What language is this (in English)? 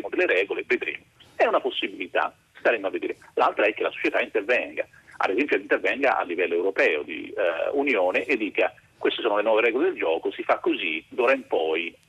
Italian